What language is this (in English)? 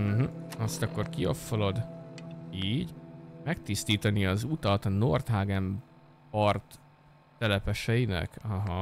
Hungarian